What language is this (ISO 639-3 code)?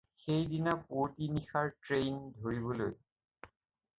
asm